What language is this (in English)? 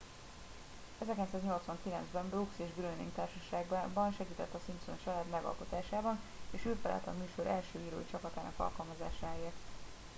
Hungarian